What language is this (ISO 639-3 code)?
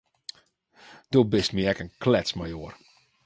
fry